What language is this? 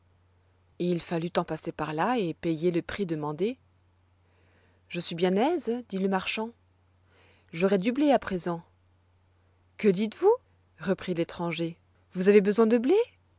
French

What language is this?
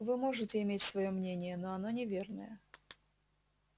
Russian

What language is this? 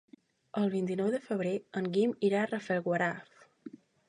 Catalan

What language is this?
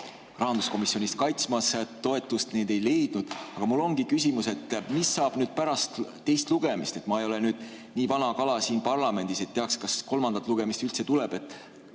Estonian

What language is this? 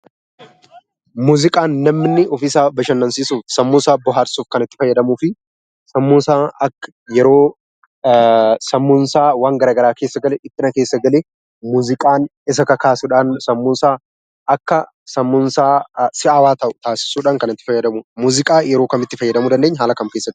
Oromo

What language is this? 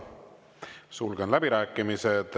Estonian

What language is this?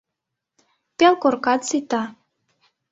Mari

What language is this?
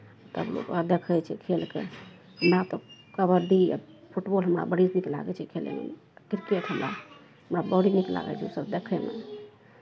Maithili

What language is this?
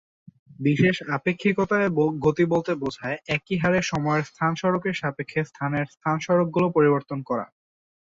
Bangla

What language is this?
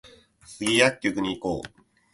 Japanese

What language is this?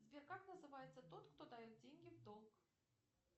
Russian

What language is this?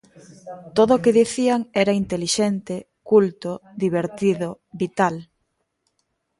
Galician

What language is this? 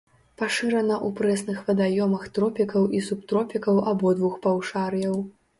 Belarusian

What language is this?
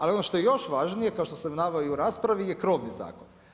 Croatian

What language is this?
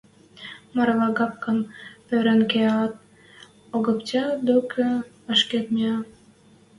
Western Mari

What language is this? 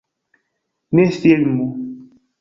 Esperanto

